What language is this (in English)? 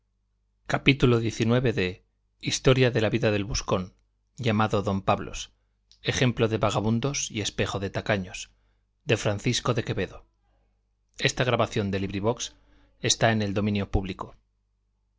Spanish